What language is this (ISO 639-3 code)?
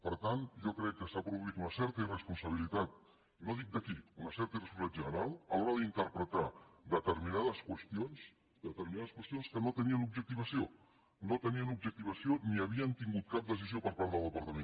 cat